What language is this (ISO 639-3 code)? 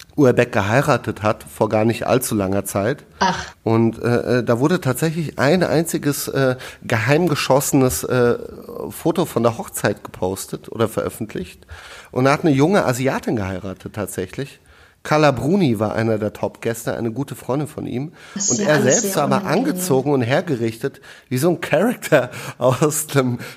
deu